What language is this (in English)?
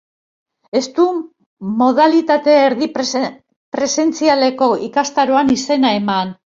Basque